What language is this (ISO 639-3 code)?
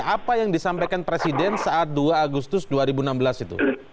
ind